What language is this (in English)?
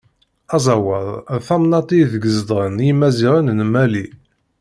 Kabyle